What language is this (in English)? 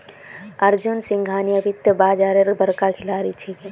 Magahi